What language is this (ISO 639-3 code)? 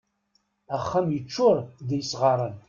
kab